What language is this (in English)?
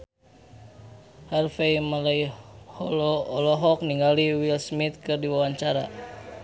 Sundanese